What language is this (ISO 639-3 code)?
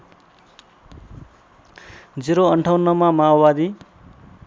nep